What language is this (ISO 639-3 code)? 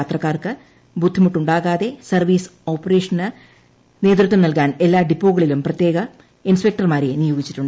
mal